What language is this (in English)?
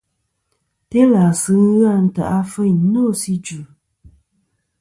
Kom